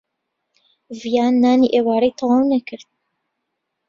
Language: Central Kurdish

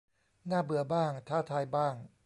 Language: Thai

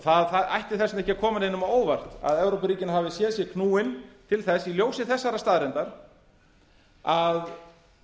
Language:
Icelandic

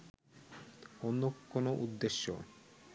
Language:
Bangla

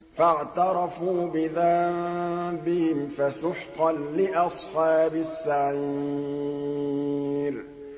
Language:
Arabic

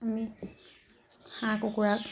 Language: Assamese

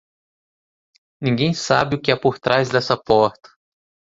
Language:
Portuguese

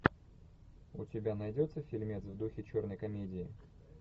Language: Russian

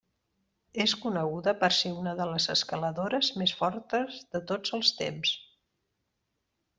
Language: Catalan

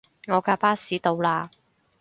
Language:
Cantonese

